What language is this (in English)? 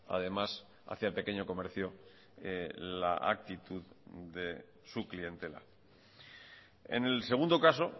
Spanish